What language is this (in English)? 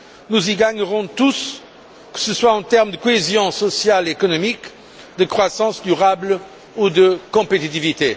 French